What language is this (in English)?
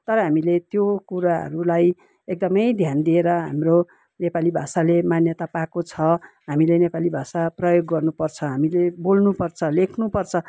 Nepali